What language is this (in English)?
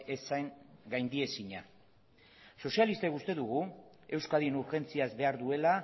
Basque